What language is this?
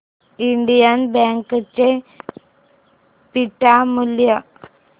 Marathi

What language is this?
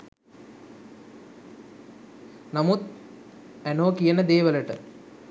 Sinhala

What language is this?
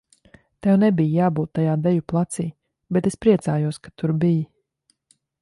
Latvian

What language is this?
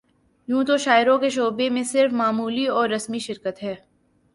Urdu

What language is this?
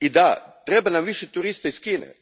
Croatian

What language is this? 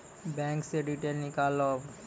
Maithili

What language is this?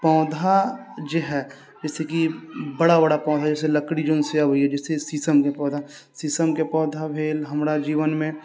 Maithili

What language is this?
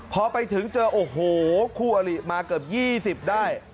Thai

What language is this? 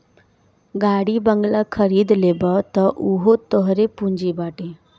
Bhojpuri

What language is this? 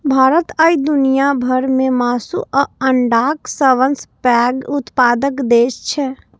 Maithili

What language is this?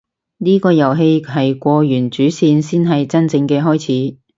Cantonese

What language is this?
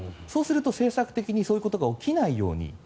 Japanese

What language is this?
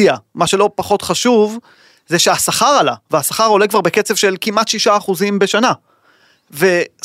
Hebrew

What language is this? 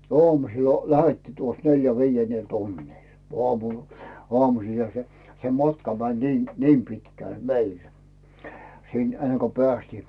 Finnish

